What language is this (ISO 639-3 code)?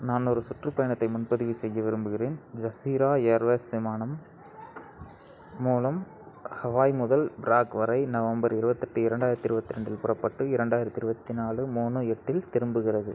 tam